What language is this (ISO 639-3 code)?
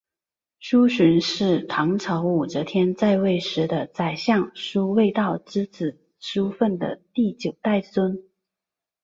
zho